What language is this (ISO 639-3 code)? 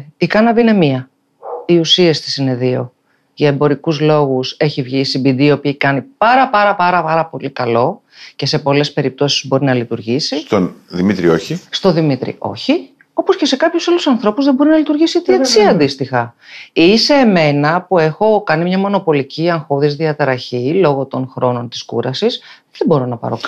ell